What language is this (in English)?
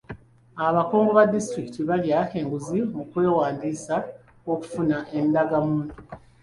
Ganda